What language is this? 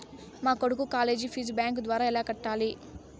Telugu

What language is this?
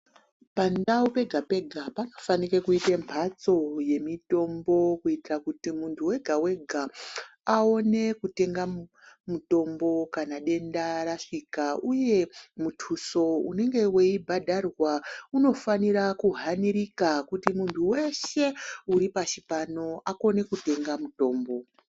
Ndau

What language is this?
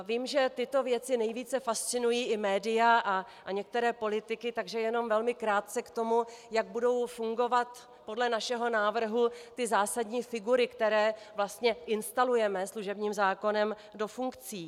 Czech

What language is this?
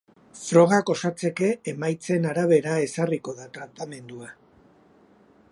Basque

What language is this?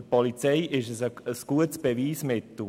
Swiss German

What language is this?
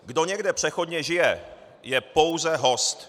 Czech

